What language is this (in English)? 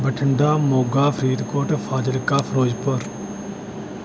Punjabi